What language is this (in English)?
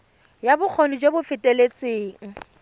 Tswana